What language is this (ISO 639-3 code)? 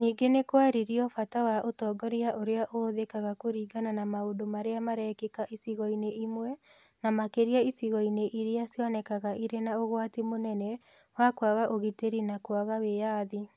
kik